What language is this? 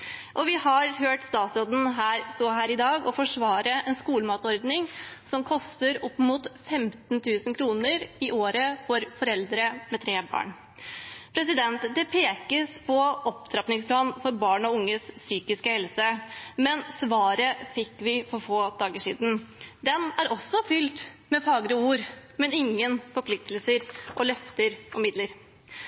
Norwegian Bokmål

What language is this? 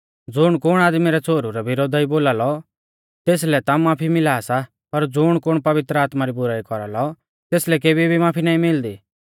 Mahasu Pahari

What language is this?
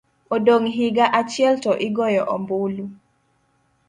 Luo (Kenya and Tanzania)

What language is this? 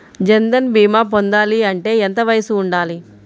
Telugu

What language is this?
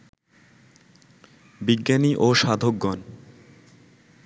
Bangla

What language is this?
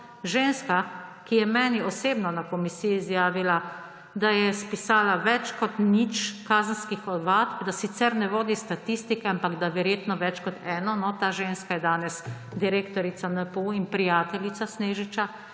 Slovenian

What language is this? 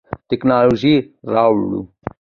Pashto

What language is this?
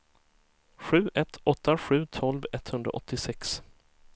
Swedish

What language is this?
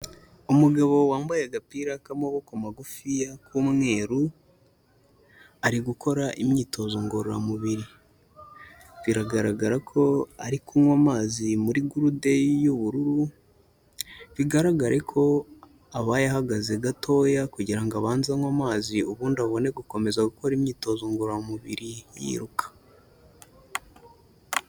Kinyarwanda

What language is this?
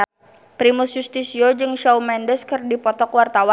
Sundanese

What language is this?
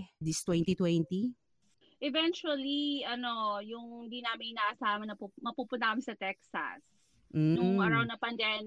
Filipino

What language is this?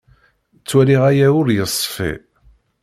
Kabyle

